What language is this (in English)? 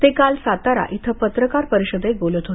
Marathi